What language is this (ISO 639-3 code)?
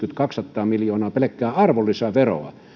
fin